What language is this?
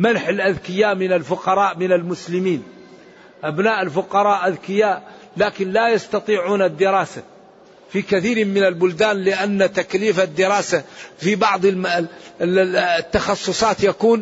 Arabic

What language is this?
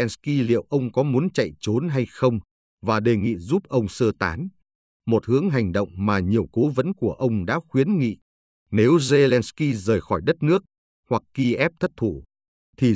Vietnamese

